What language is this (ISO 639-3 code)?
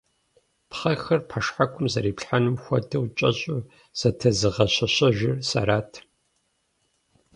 kbd